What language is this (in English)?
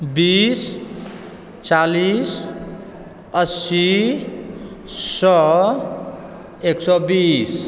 Maithili